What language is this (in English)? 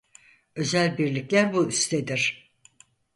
Turkish